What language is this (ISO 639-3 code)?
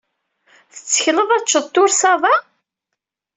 kab